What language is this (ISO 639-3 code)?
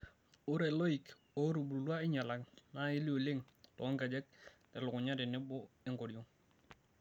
mas